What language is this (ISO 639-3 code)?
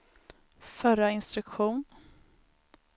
swe